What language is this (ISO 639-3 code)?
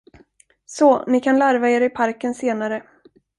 swe